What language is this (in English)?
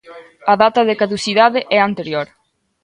Galician